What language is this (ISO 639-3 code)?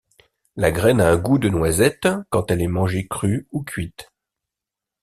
fra